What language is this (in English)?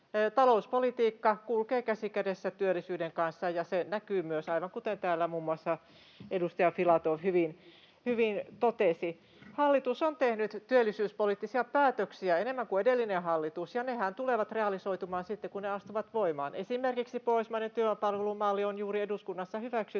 Finnish